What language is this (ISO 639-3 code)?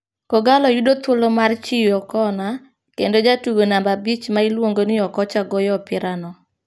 luo